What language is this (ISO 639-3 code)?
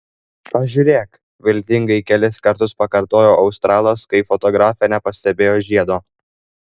lit